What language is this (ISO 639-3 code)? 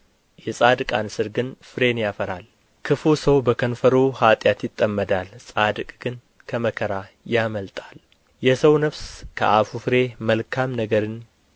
amh